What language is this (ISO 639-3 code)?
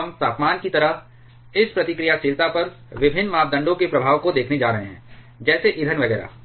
hin